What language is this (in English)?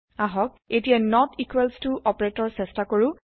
Assamese